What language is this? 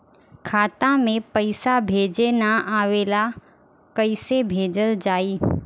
Bhojpuri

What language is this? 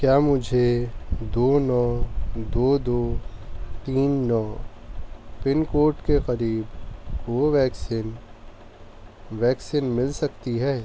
Urdu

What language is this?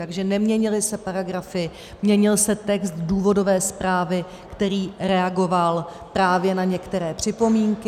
Czech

